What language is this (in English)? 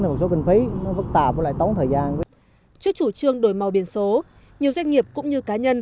Vietnamese